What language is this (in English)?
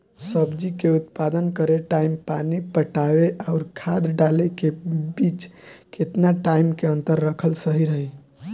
Bhojpuri